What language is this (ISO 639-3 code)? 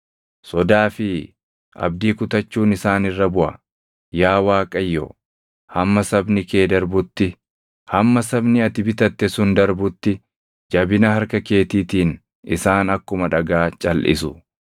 orm